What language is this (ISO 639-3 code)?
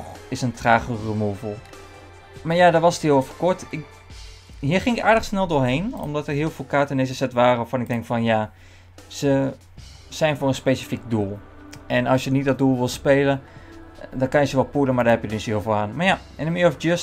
nld